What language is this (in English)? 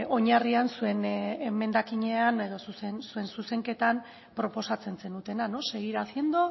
Basque